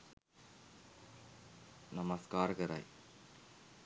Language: Sinhala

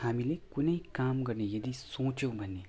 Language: Nepali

